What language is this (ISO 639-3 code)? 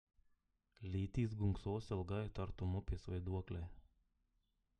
lit